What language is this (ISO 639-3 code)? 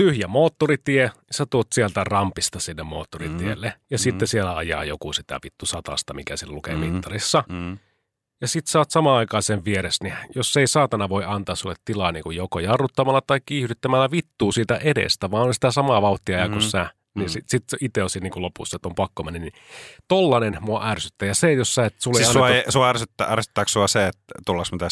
fin